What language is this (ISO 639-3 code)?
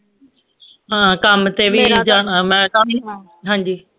pan